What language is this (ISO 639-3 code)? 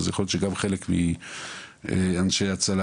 heb